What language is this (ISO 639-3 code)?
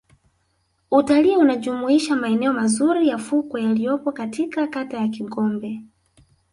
swa